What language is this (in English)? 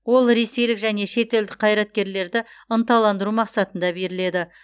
Kazakh